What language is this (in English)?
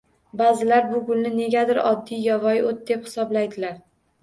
Uzbek